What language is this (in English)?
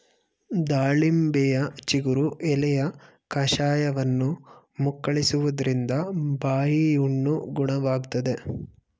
Kannada